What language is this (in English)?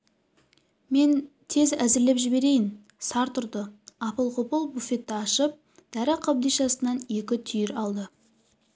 Kazakh